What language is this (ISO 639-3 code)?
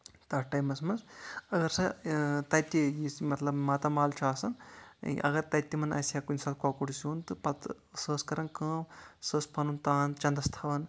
kas